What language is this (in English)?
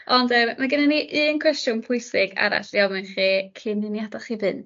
Welsh